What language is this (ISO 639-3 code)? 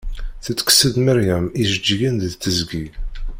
kab